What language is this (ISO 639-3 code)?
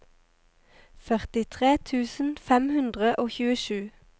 nor